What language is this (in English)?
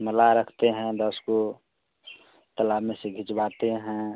Hindi